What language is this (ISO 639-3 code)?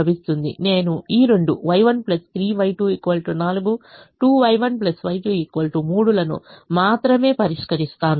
tel